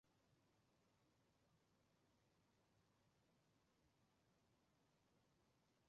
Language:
Chinese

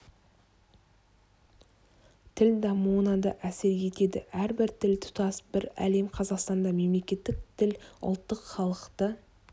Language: Kazakh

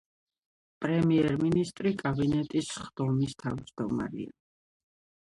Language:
Georgian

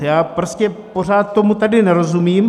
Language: Czech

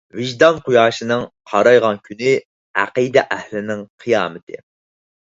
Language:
Uyghur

